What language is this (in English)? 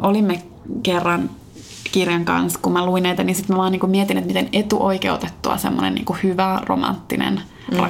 Finnish